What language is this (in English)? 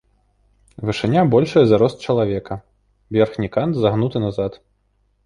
Belarusian